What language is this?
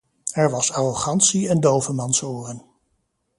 Dutch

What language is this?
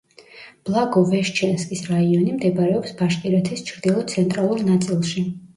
Georgian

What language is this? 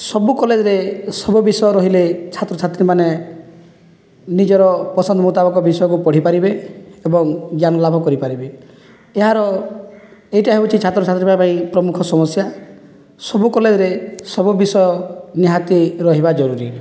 Odia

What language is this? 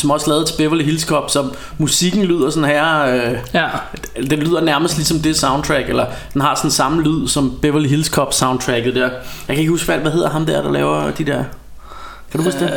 Danish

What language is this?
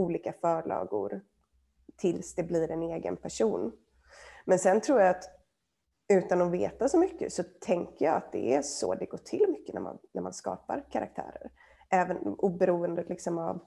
Swedish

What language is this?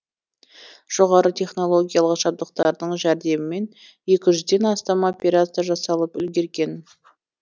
Kazakh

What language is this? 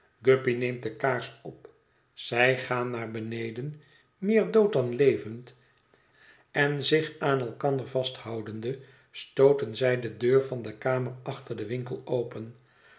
Dutch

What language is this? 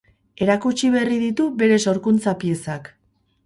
Basque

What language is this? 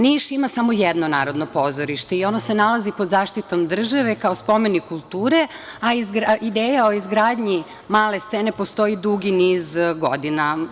Serbian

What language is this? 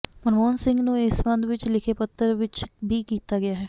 Punjabi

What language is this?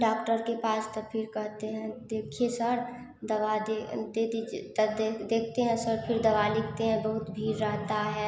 Hindi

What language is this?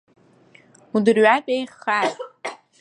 Abkhazian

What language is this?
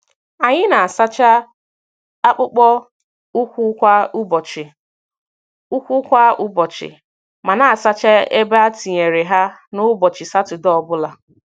Igbo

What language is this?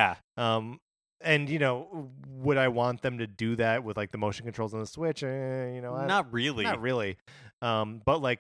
English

